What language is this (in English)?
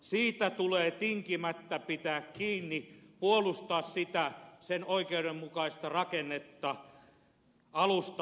Finnish